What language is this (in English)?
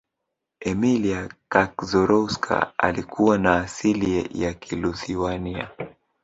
Swahili